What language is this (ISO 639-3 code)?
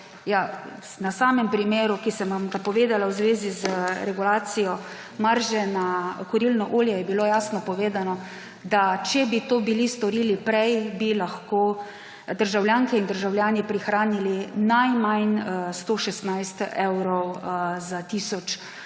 slv